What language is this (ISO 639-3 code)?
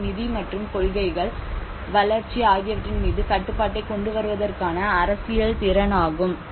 tam